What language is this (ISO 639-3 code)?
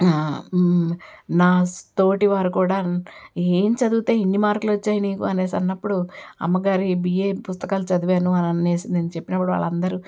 tel